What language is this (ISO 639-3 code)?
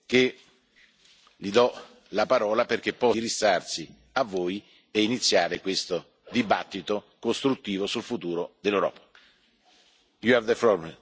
ita